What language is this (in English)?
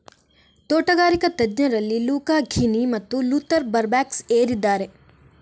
Kannada